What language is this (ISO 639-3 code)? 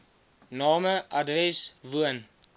afr